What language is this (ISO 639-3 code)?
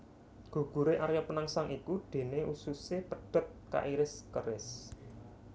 jav